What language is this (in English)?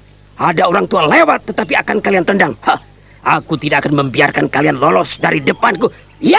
Indonesian